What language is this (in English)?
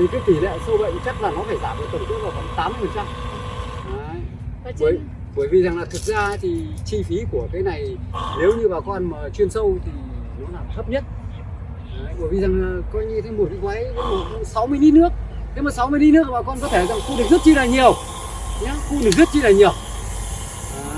Vietnamese